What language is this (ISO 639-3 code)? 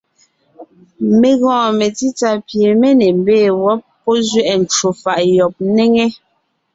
nnh